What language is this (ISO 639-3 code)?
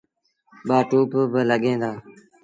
sbn